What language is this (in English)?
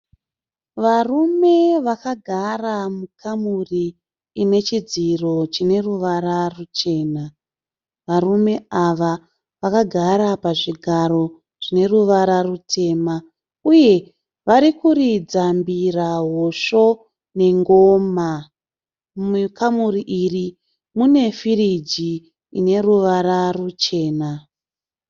Shona